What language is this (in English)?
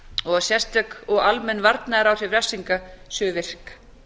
Icelandic